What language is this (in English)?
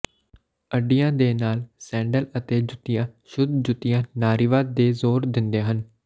Punjabi